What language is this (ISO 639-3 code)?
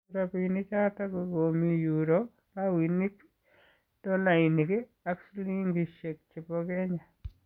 kln